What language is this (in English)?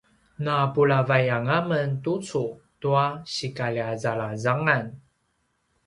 Paiwan